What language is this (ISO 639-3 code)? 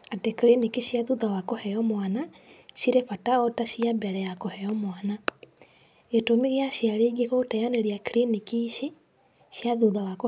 kik